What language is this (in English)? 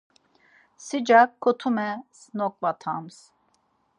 Laz